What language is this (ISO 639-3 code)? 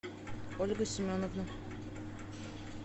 rus